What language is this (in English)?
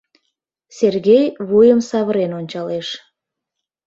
Mari